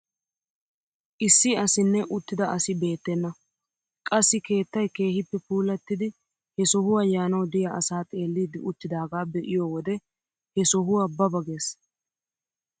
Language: Wolaytta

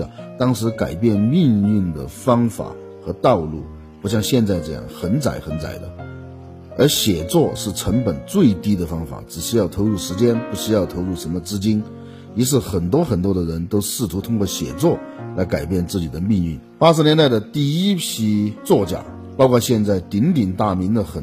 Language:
Chinese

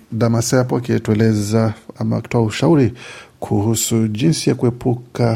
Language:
Swahili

